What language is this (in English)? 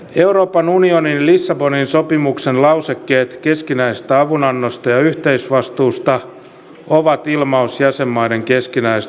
Finnish